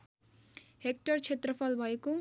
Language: Nepali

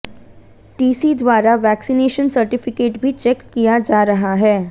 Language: Hindi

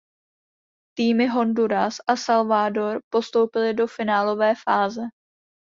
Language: Czech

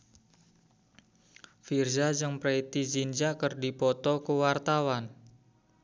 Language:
Sundanese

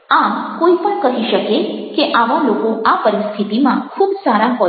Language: Gujarati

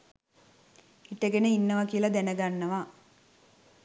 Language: Sinhala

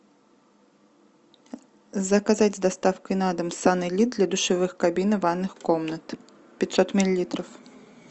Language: Russian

